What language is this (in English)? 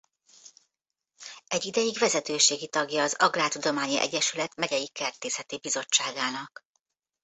Hungarian